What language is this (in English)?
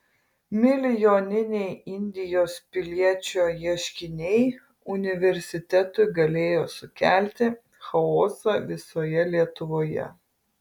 Lithuanian